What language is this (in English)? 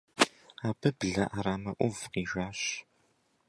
Kabardian